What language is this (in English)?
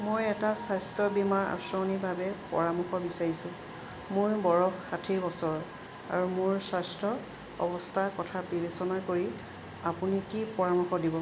Assamese